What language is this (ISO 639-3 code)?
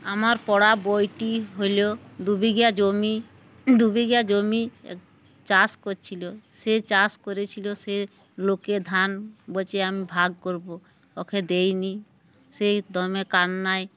ben